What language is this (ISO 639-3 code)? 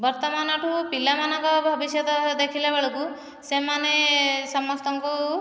ori